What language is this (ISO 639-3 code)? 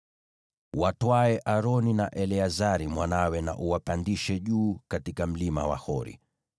swa